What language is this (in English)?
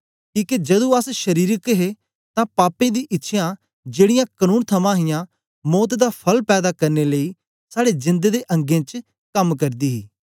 Dogri